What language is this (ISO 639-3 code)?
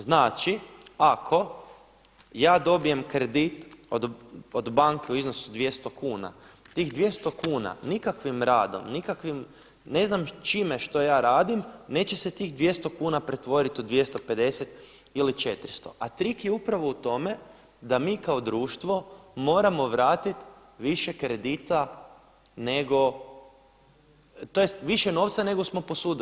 hrv